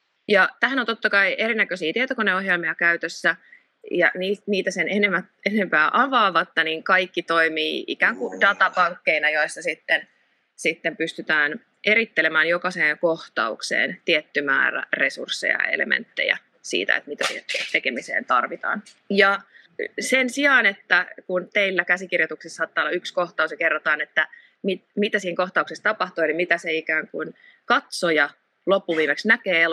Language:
Finnish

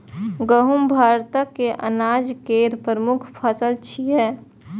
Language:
Maithili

